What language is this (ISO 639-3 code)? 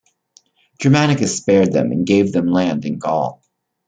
eng